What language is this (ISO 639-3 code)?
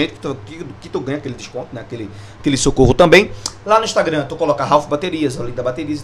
por